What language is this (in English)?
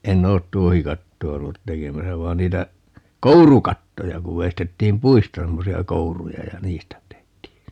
Finnish